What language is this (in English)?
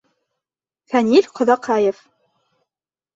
Bashkir